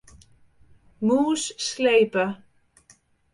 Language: Western Frisian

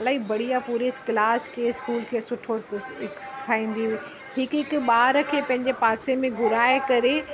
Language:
Sindhi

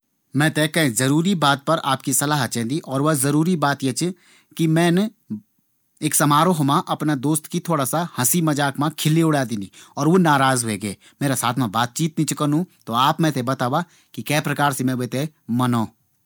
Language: Garhwali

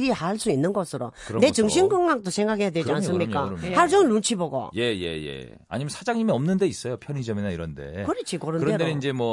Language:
Korean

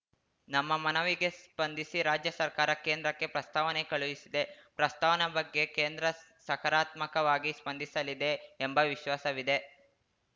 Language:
Kannada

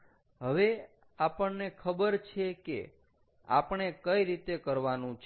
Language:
Gujarati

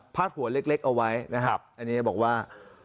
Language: Thai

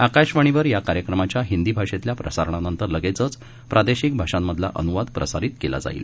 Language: Marathi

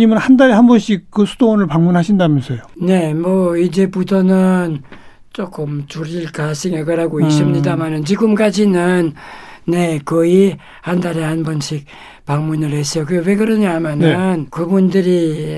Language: Korean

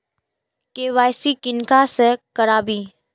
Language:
Maithili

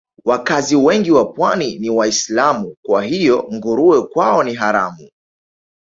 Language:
Swahili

